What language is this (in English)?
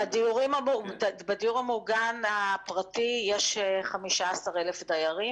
Hebrew